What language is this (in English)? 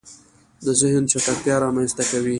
Pashto